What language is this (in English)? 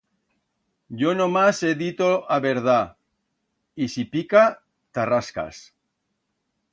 Aragonese